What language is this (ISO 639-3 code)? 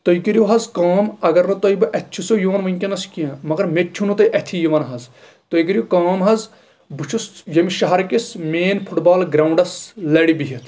kas